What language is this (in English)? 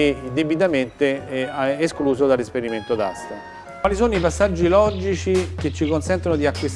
Italian